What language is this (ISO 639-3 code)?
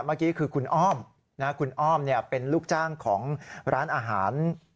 tha